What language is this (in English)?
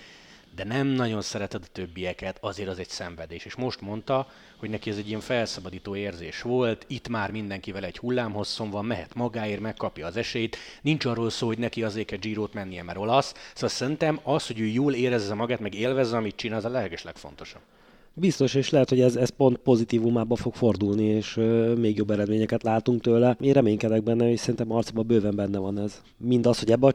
Hungarian